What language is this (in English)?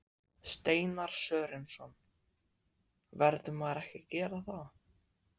Icelandic